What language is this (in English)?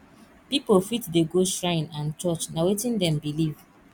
Nigerian Pidgin